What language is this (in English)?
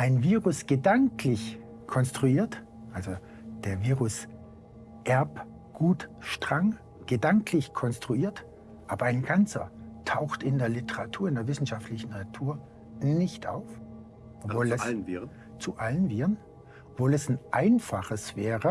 German